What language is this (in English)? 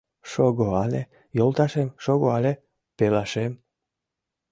Mari